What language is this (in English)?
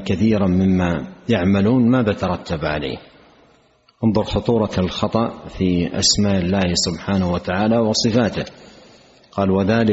Arabic